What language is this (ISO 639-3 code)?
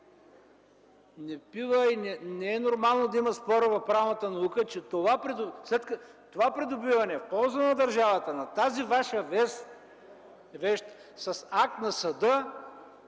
bul